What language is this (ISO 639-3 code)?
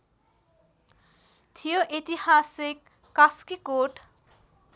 nep